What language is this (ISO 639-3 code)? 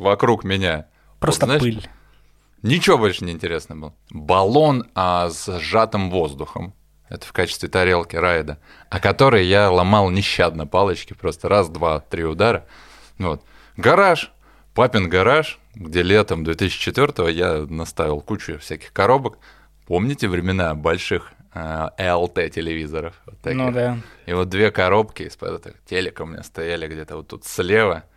rus